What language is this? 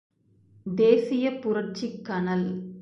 Tamil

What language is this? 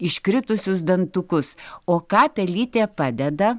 Lithuanian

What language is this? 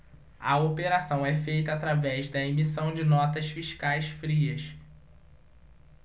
Portuguese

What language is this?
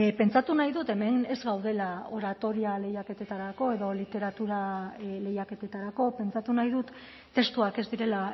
Basque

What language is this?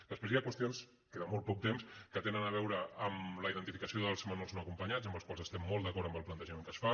Catalan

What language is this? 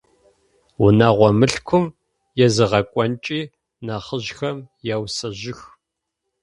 Adyghe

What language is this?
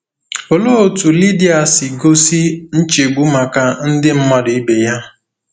Igbo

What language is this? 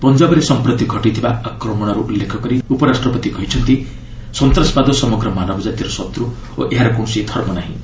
Odia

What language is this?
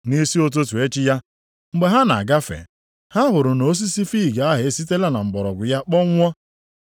Igbo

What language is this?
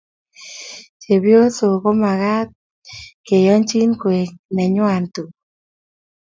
Kalenjin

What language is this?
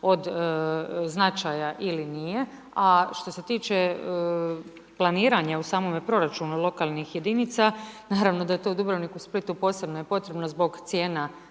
Croatian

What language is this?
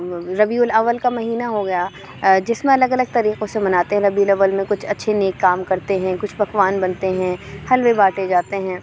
Urdu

